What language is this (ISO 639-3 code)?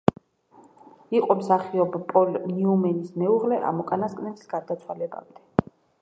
kat